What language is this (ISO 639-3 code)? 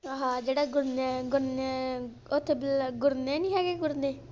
pan